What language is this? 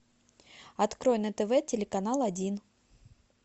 Russian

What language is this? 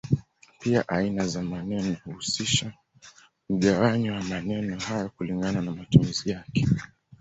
Swahili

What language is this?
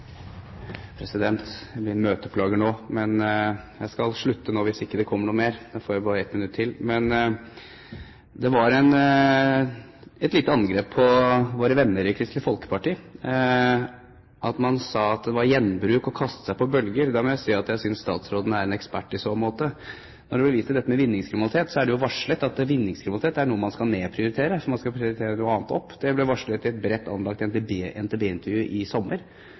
Norwegian Bokmål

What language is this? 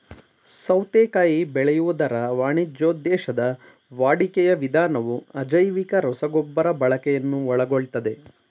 Kannada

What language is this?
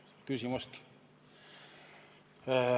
Estonian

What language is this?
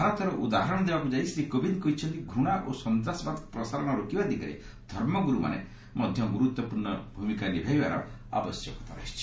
Odia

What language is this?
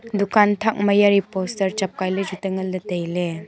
Wancho Naga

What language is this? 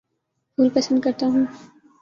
Urdu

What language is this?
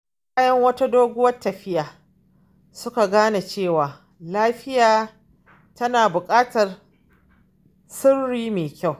Hausa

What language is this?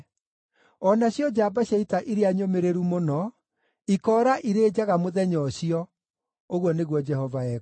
Kikuyu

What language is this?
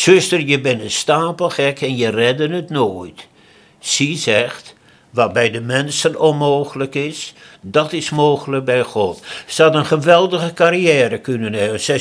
Dutch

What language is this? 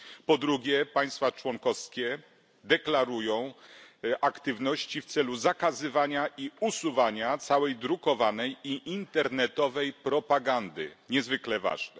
Polish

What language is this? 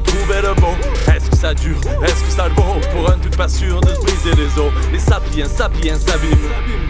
French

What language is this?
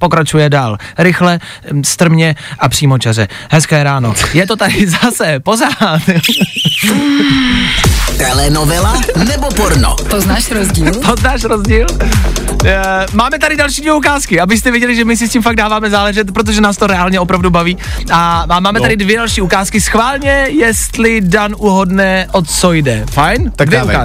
Czech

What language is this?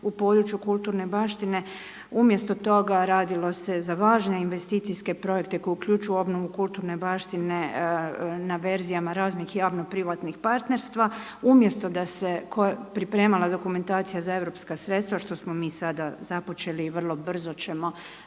Croatian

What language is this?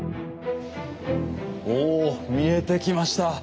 Japanese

